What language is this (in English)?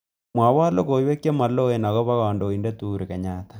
Kalenjin